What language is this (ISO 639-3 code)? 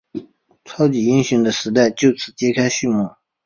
zho